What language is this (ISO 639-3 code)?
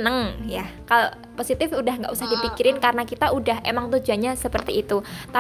ind